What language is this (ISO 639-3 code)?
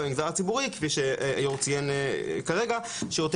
heb